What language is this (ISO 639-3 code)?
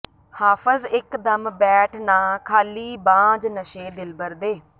pan